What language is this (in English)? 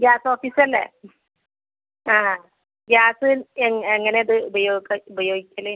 Malayalam